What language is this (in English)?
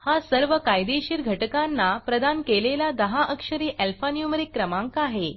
Marathi